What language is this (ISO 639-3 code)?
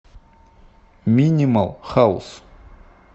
rus